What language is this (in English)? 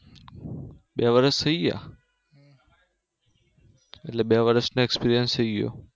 Gujarati